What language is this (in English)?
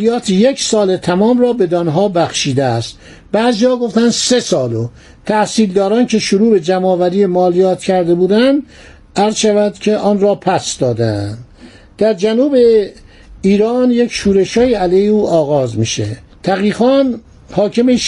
Persian